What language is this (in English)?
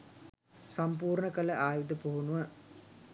Sinhala